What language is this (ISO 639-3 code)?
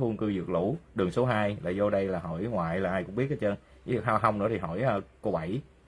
vie